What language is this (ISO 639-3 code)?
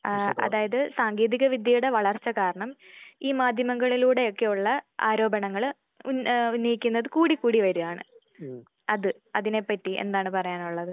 mal